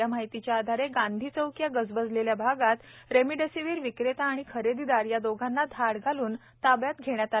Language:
Marathi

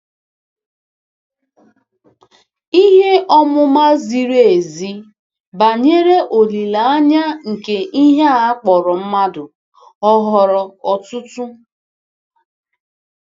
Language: Igbo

